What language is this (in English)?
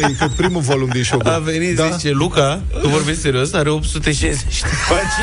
Romanian